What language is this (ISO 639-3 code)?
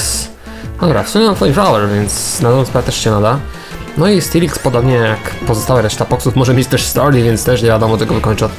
pol